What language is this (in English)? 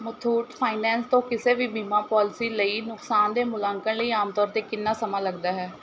Punjabi